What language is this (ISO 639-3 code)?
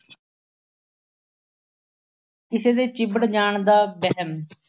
pan